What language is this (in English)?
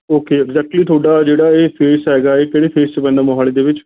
Punjabi